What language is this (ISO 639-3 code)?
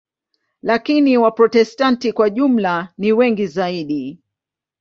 swa